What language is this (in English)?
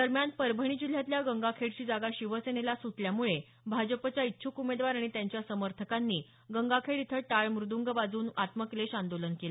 Marathi